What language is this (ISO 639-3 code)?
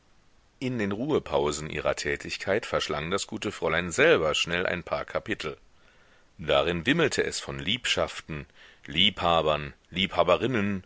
deu